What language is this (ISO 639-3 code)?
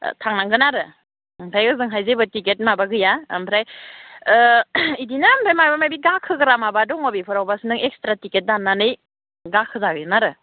brx